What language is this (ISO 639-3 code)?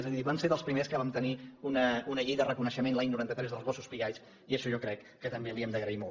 cat